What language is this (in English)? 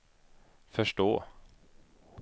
Swedish